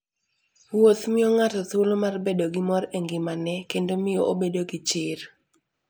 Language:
Luo (Kenya and Tanzania)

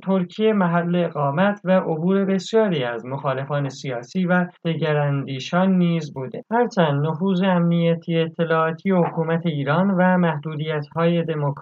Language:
Persian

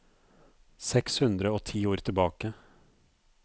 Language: Norwegian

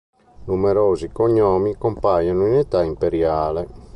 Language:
Italian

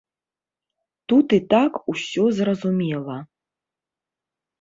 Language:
Belarusian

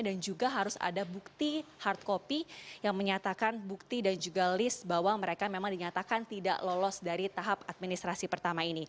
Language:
Indonesian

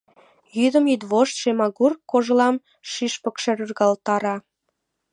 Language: Mari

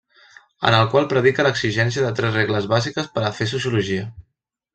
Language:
Catalan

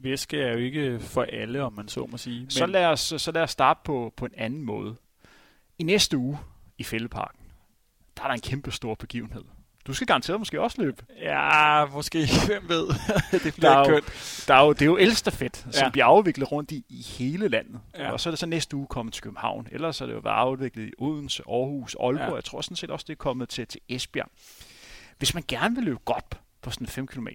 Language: Danish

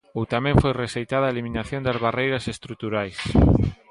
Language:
Galician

